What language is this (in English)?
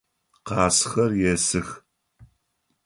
Adyghe